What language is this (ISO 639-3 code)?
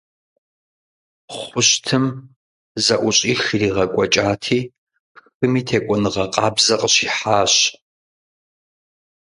kbd